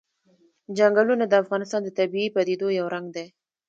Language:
Pashto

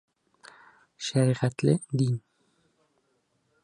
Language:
Bashkir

